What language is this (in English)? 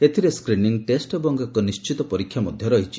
Odia